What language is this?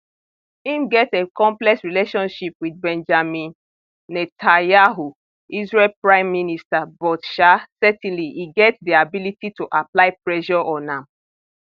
Nigerian Pidgin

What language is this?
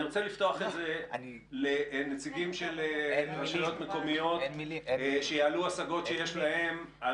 Hebrew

